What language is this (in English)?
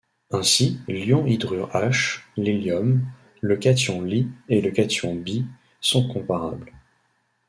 French